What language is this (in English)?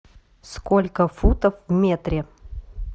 Russian